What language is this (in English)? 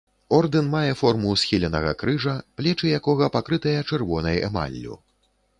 Belarusian